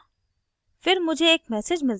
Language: Hindi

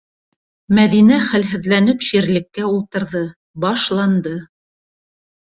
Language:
Bashkir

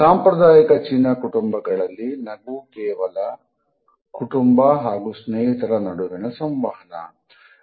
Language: Kannada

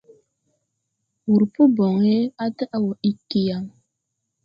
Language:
Tupuri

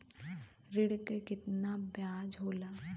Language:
Bhojpuri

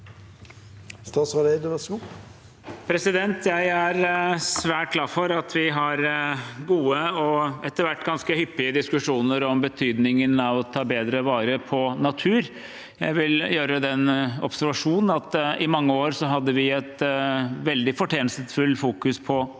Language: Norwegian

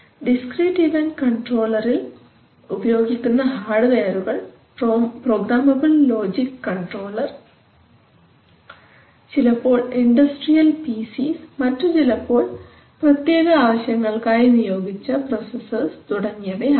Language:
Malayalam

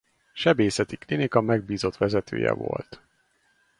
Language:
Hungarian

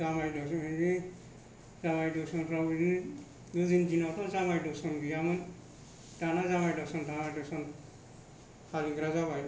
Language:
Bodo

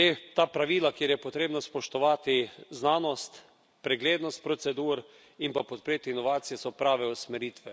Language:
Slovenian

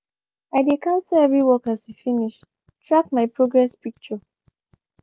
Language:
Nigerian Pidgin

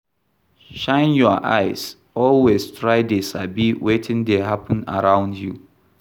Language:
Nigerian Pidgin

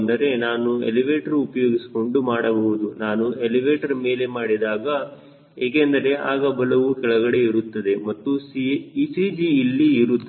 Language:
Kannada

